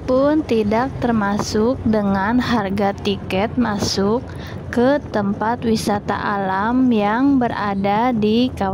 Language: Indonesian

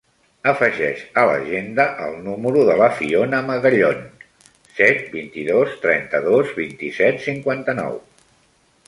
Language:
Catalan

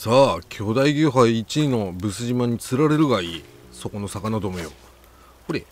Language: Japanese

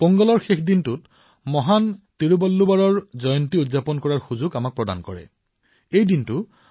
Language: Assamese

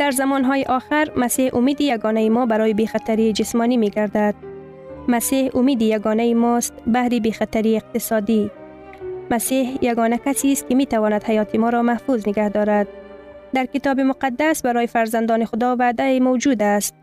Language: Persian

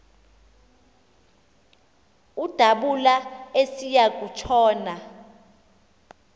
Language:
Xhosa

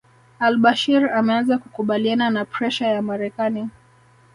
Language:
Swahili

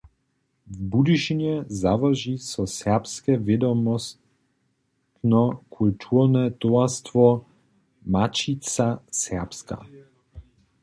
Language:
Upper Sorbian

